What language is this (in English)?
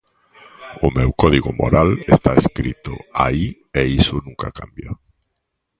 Galician